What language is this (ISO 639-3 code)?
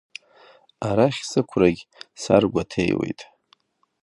abk